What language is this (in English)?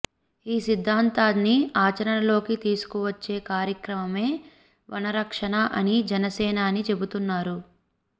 Telugu